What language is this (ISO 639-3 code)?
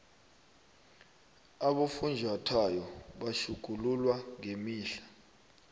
nbl